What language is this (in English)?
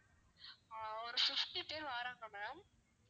Tamil